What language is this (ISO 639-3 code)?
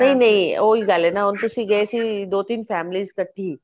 pan